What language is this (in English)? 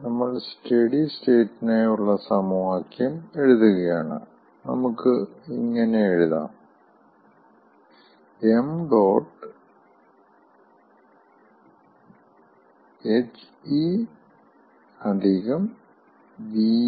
Malayalam